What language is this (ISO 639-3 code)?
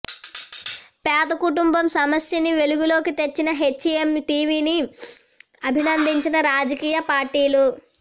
tel